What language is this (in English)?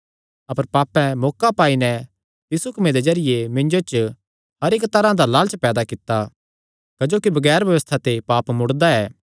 Kangri